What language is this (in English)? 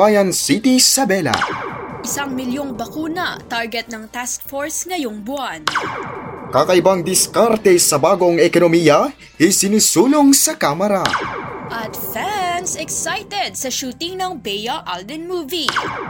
Filipino